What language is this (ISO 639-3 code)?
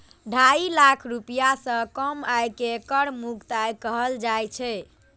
mai